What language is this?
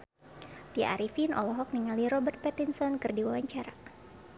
Sundanese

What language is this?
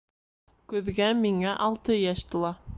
Bashkir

